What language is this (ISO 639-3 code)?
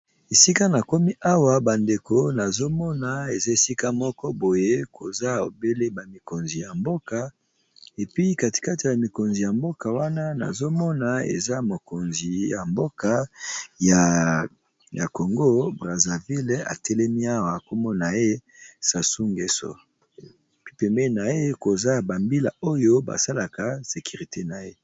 lin